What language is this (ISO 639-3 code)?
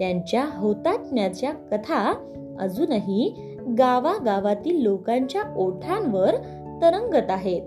mar